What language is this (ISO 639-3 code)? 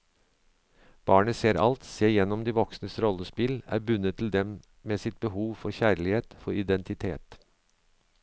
nor